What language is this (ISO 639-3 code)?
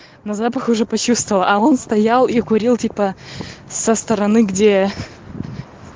rus